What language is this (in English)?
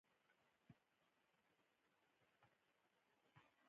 Pashto